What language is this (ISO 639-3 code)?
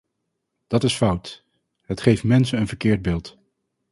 nld